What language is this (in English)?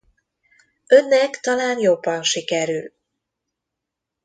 Hungarian